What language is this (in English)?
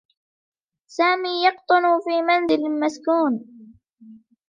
Arabic